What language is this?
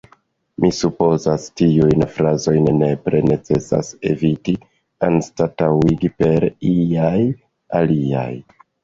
Esperanto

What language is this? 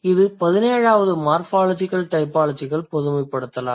Tamil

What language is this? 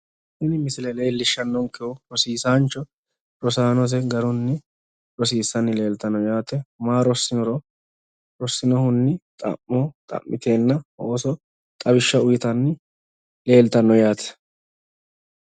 Sidamo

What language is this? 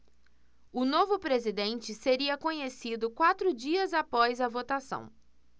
Portuguese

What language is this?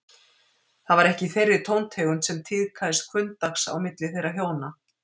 Icelandic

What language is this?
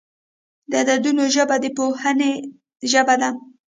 Pashto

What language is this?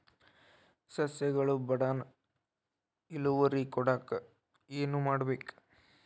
Kannada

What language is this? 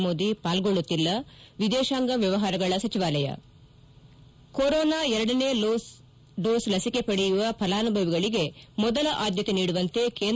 Kannada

